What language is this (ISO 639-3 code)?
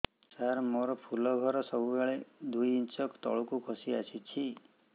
ori